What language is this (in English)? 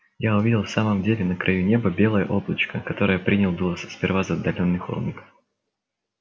Russian